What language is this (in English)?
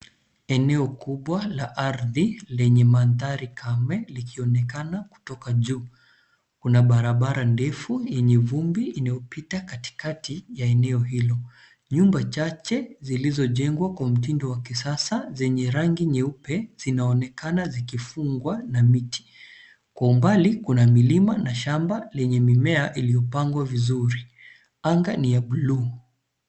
Swahili